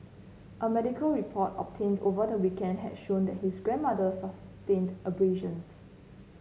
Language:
English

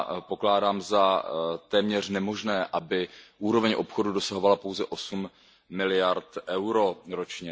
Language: Czech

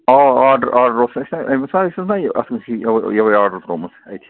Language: Kashmiri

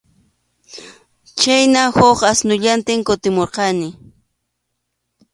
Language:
Arequipa-La Unión Quechua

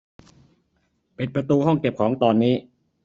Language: Thai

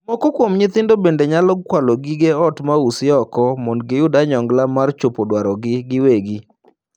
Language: Luo (Kenya and Tanzania)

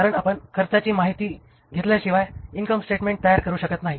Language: Marathi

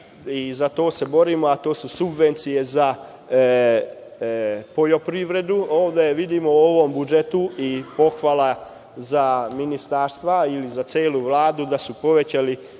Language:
Serbian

